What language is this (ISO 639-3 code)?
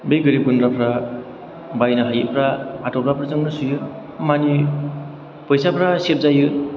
brx